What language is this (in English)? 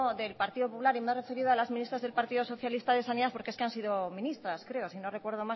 Spanish